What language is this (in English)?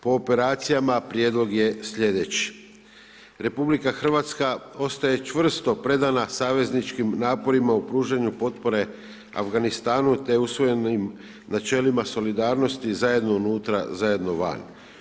Croatian